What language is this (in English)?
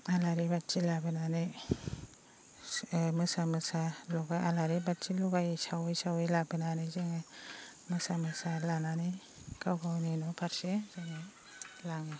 Bodo